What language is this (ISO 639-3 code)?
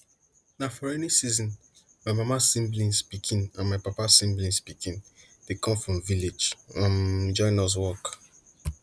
pcm